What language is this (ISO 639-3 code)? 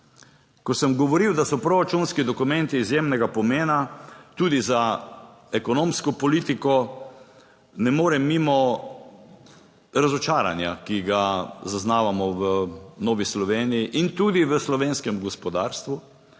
slv